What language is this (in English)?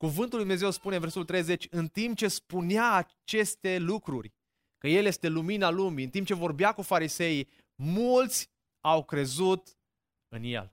Romanian